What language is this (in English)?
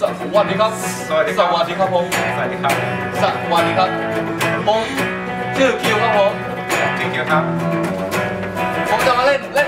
Finnish